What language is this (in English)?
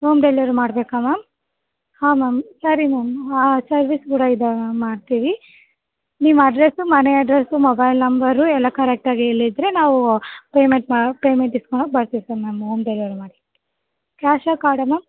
Kannada